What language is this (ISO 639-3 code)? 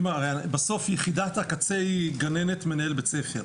heb